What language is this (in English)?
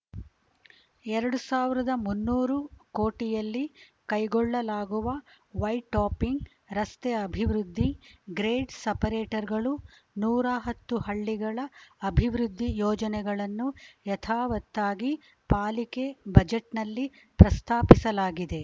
Kannada